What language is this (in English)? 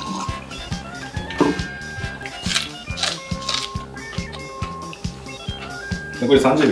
Japanese